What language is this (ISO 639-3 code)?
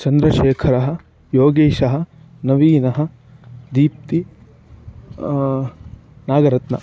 san